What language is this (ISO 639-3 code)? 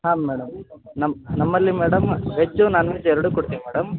kan